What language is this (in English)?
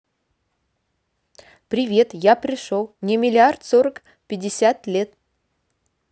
Russian